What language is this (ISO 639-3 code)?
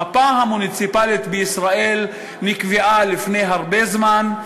heb